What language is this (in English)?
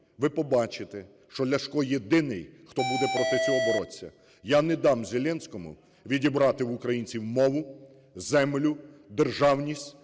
Ukrainian